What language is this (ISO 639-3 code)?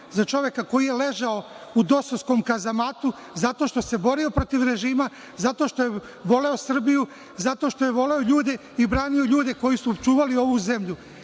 srp